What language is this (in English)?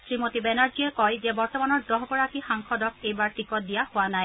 Assamese